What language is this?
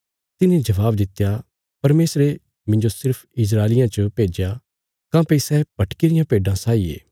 Bilaspuri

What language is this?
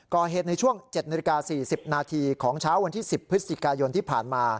Thai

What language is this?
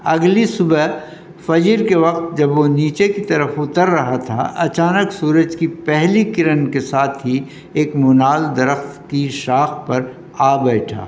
Urdu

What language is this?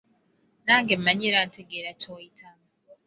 Ganda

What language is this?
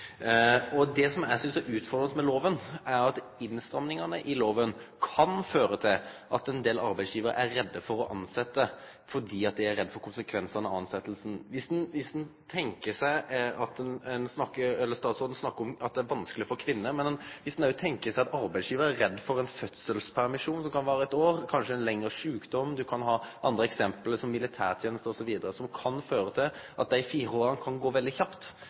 Norwegian Nynorsk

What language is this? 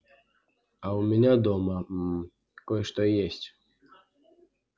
Russian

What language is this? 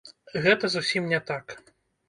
Belarusian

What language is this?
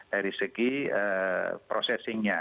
Indonesian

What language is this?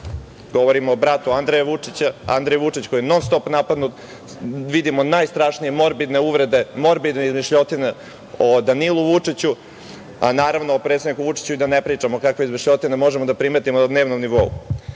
Serbian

